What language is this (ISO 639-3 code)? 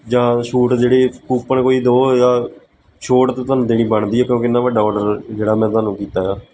pan